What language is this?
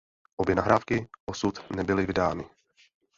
Czech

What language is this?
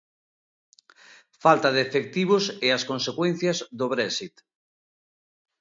Galician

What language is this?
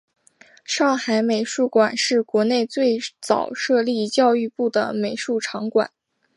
Chinese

